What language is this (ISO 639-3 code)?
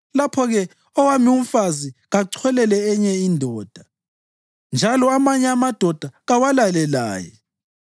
nde